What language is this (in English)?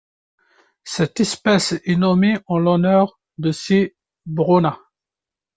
French